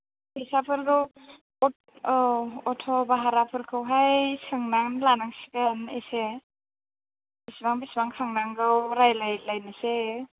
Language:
Bodo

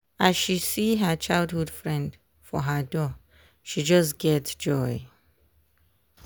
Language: Nigerian Pidgin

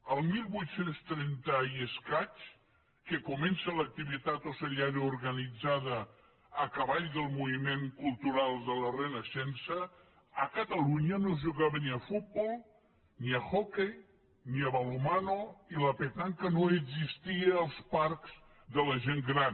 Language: Catalan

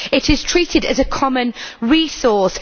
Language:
English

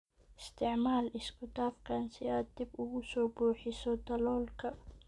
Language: Somali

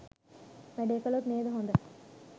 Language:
Sinhala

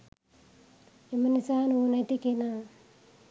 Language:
Sinhala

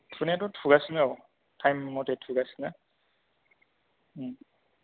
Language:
Bodo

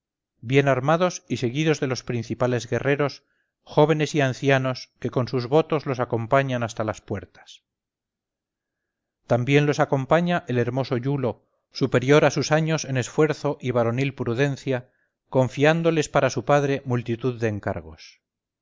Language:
Spanish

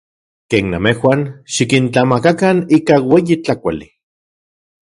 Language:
Central Puebla Nahuatl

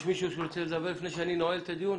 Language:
Hebrew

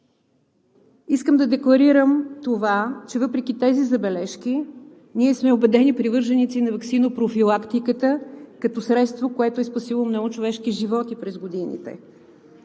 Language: Bulgarian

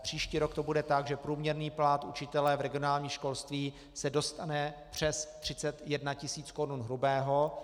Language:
Czech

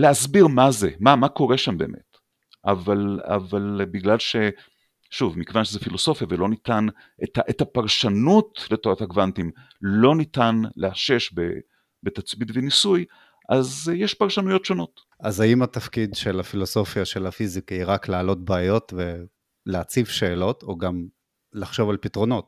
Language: Hebrew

